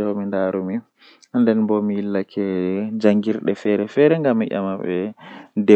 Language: Western Niger Fulfulde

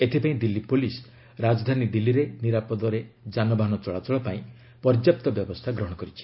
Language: Odia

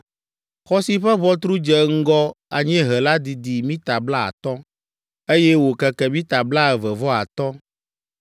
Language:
Ewe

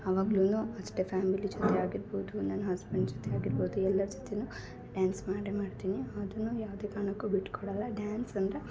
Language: Kannada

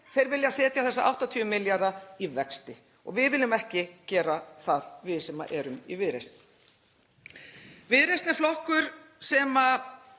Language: Icelandic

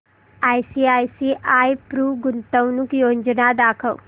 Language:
Marathi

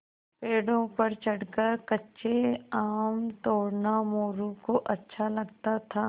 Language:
Hindi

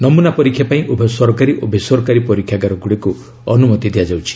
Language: Odia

